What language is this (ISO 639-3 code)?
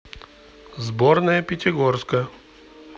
rus